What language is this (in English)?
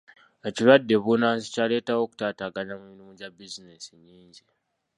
Ganda